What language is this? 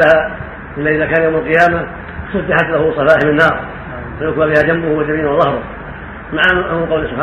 Arabic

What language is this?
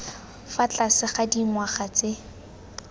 Tswana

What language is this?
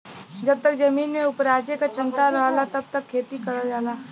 Bhojpuri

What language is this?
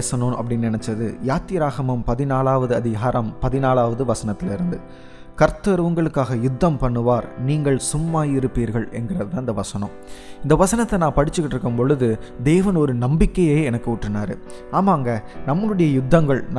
Tamil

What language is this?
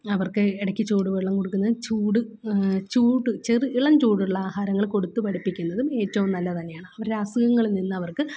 Malayalam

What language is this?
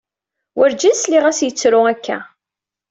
Kabyle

